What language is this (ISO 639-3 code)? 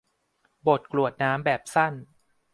tha